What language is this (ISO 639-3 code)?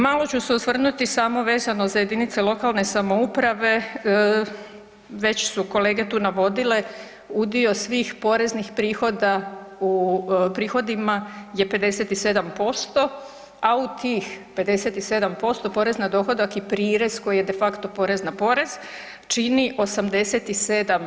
hrv